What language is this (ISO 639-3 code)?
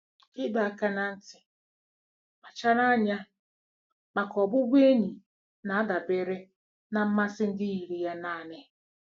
ibo